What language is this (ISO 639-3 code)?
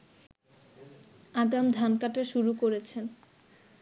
ben